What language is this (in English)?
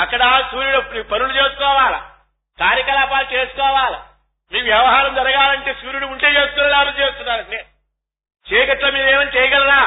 Telugu